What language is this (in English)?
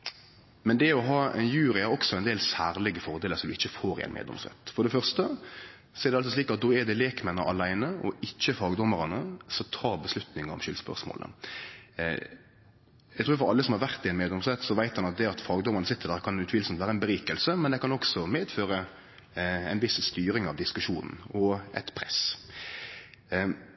Norwegian Nynorsk